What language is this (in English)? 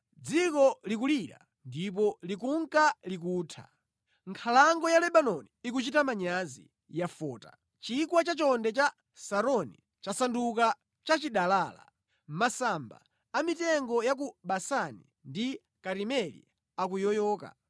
Nyanja